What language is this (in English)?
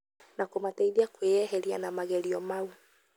Kikuyu